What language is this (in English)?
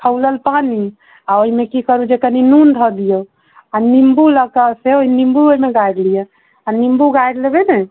Maithili